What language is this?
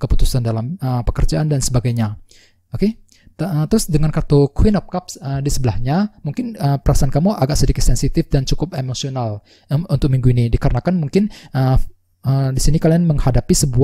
Indonesian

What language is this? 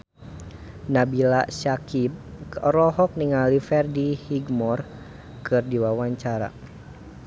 Sundanese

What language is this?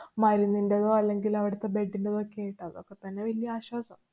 Malayalam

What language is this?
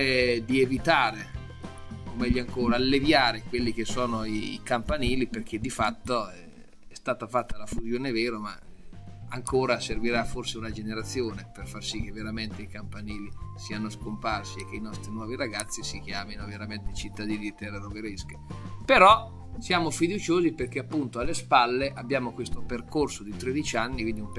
Italian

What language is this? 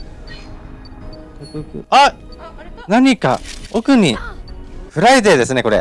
Japanese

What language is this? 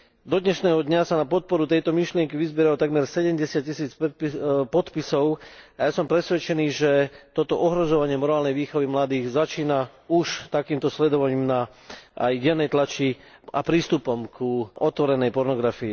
Slovak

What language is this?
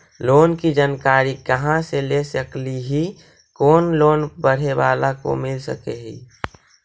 Magahi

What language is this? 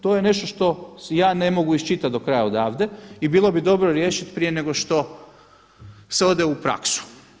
Croatian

